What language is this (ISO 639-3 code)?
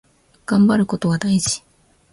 jpn